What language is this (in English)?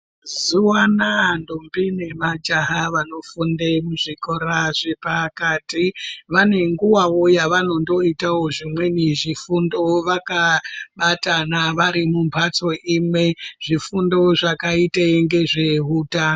Ndau